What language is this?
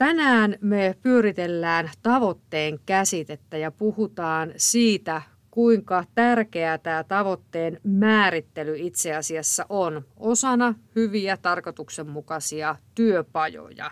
Finnish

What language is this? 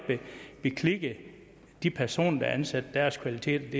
Danish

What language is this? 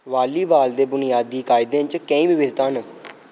Dogri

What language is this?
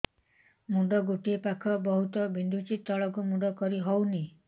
Odia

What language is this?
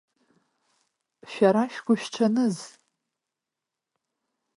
Abkhazian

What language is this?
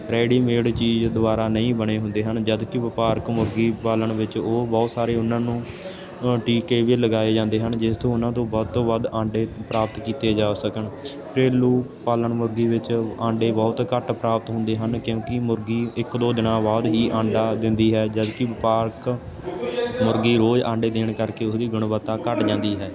Punjabi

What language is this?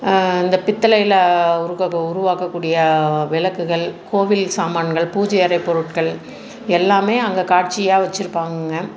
Tamil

